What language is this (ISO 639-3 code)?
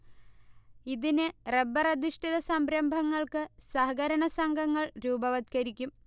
mal